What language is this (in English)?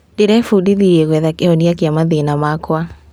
Kikuyu